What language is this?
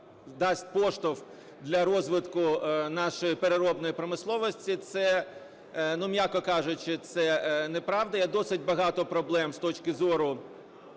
Ukrainian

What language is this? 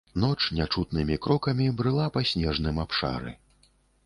Belarusian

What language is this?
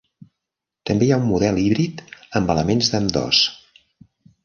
Catalan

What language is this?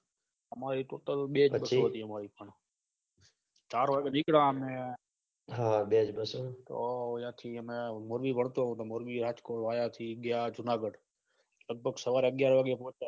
Gujarati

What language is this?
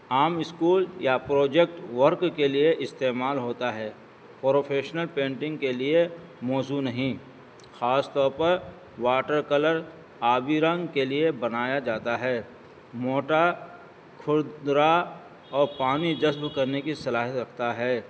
Urdu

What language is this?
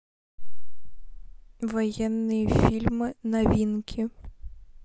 Russian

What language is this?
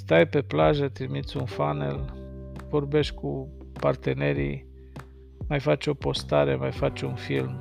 Romanian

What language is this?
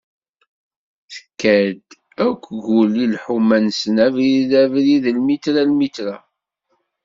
Kabyle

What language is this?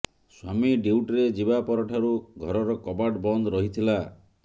Odia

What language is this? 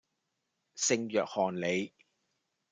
Cantonese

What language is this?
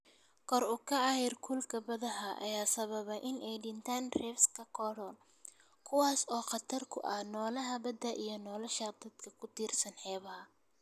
Somali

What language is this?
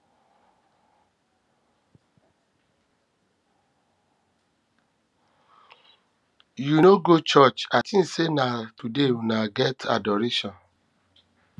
Nigerian Pidgin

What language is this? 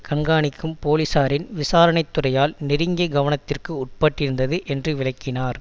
Tamil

